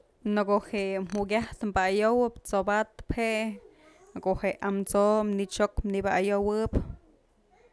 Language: Mazatlán Mixe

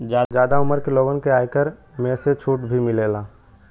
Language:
Bhojpuri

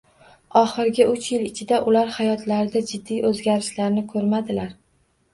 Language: Uzbek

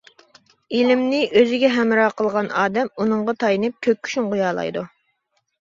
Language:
Uyghur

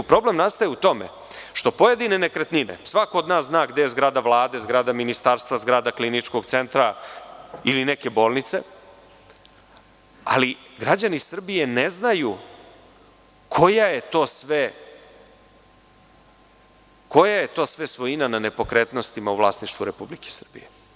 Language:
Serbian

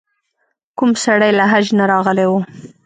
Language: Pashto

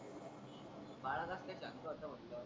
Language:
Marathi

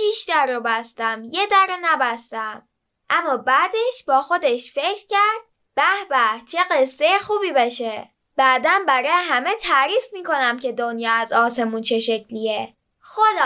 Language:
Persian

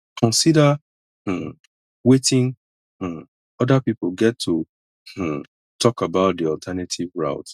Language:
Nigerian Pidgin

